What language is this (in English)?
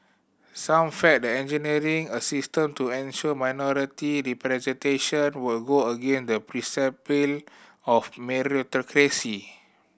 English